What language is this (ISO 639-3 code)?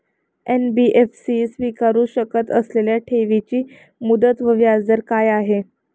mar